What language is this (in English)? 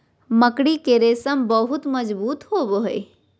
Magahi